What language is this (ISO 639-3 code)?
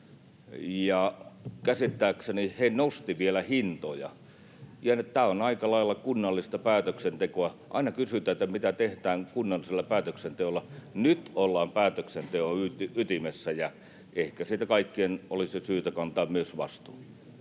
fin